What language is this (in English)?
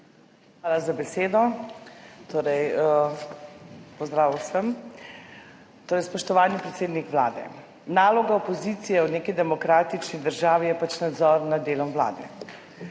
Slovenian